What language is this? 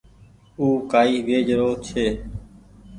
Goaria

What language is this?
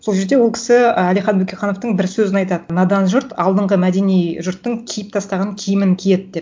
Kazakh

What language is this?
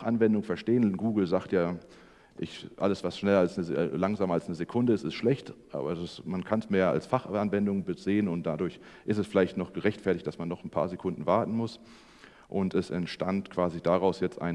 German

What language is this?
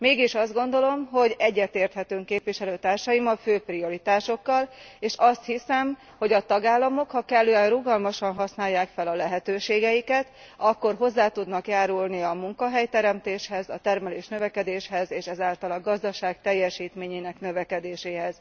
Hungarian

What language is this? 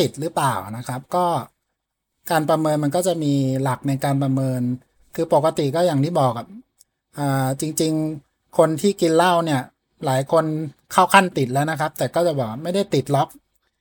Thai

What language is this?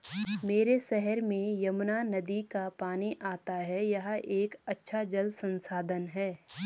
Hindi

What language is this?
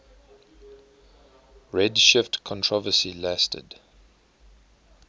English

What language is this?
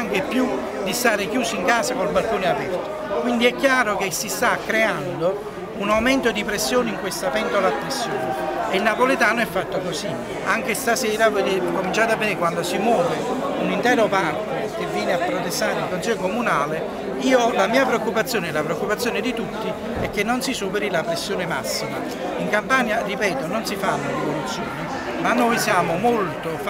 Italian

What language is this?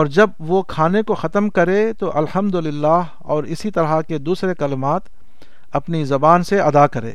Urdu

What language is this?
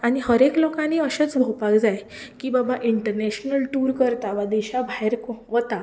Konkani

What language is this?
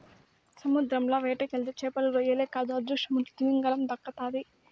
Telugu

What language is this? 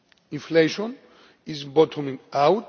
English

